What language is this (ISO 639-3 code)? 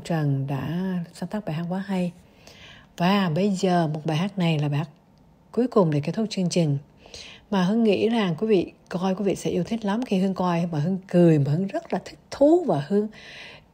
vie